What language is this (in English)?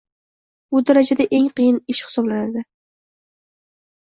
Uzbek